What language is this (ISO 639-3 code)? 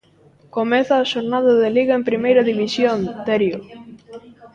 glg